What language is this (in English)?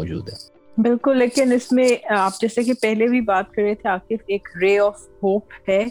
Urdu